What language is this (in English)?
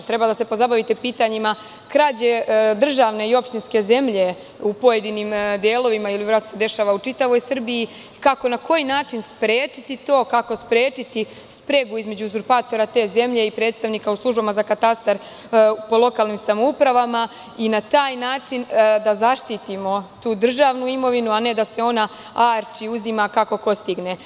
Serbian